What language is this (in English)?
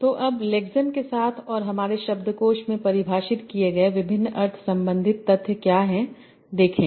Hindi